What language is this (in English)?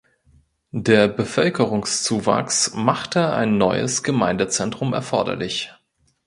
German